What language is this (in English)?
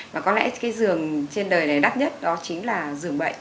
Vietnamese